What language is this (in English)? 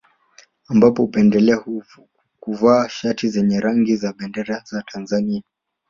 Swahili